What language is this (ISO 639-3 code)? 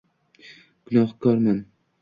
uzb